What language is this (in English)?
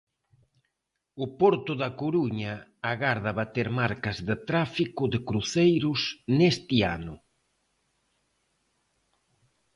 Galician